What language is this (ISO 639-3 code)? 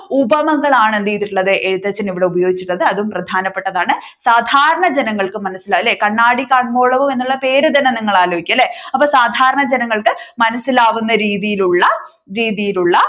mal